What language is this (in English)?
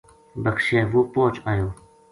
Gujari